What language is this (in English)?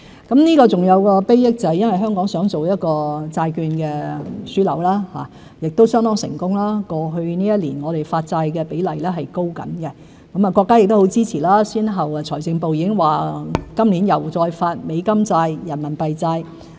Cantonese